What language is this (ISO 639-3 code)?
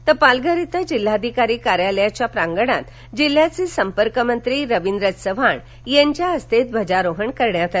mar